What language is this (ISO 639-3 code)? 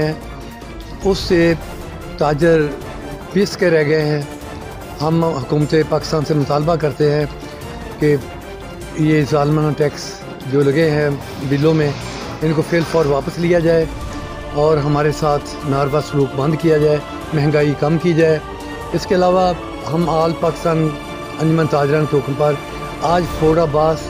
hin